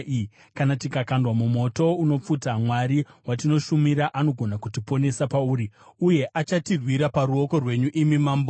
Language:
Shona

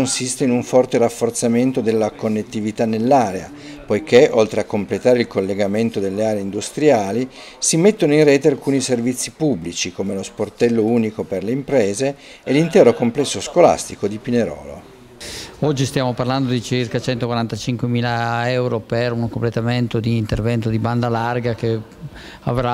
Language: Italian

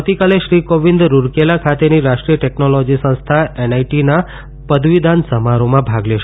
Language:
Gujarati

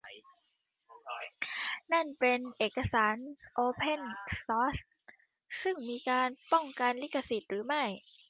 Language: Thai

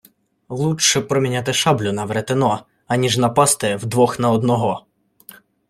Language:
Ukrainian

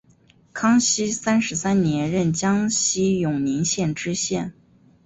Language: Chinese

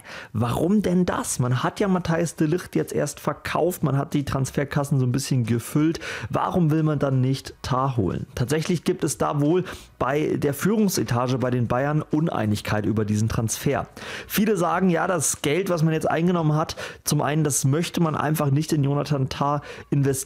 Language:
German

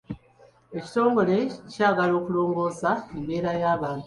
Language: Ganda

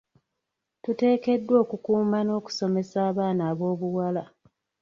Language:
Ganda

